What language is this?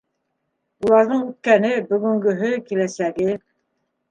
Bashkir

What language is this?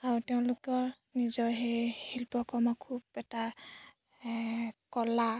Assamese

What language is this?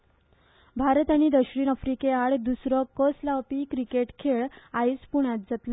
Konkani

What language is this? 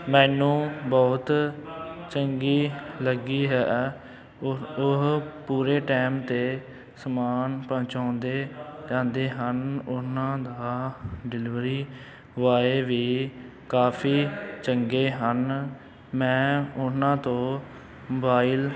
Punjabi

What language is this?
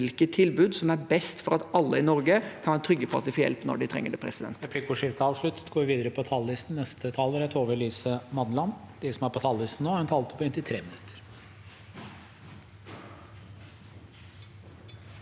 Norwegian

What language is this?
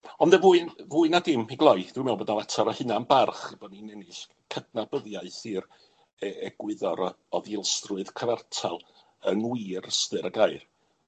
Welsh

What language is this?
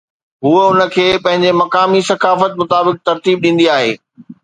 Sindhi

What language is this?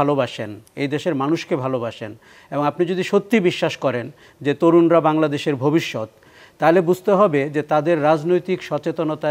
Korean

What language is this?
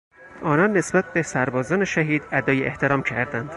Persian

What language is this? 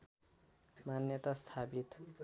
Nepali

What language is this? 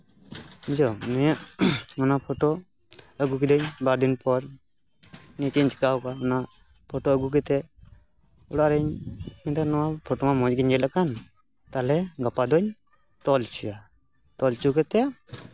Santali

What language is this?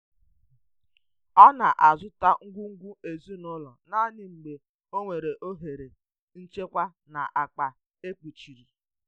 Igbo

